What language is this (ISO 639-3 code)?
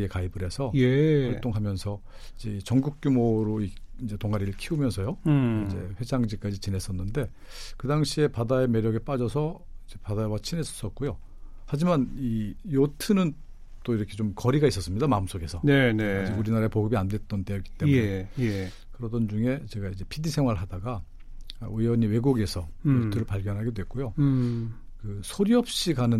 kor